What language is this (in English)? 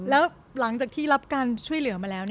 Thai